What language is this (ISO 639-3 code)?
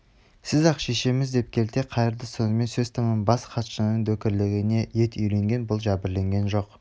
kaz